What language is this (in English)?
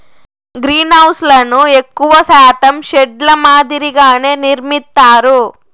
Telugu